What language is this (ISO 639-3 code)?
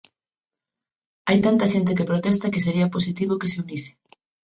glg